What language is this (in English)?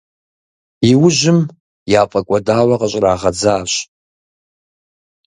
Kabardian